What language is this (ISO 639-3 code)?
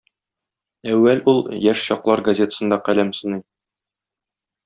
tat